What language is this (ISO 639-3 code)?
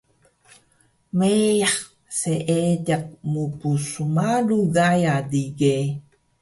trv